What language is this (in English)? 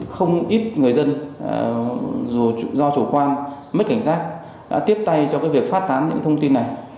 Vietnamese